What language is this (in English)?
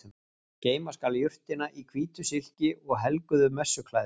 Icelandic